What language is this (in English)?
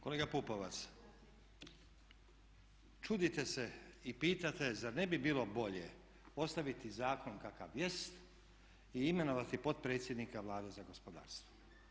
Croatian